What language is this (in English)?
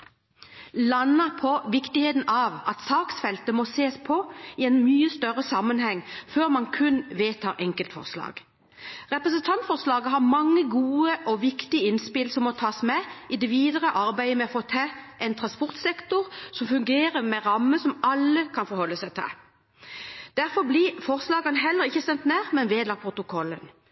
Norwegian Bokmål